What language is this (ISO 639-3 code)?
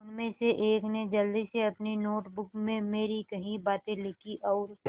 hin